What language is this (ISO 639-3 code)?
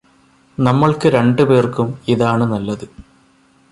mal